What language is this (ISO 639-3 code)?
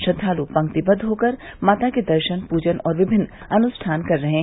hin